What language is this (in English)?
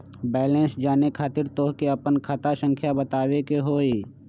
Magahi